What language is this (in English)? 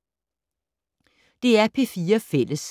Danish